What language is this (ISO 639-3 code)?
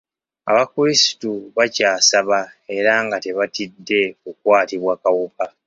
lug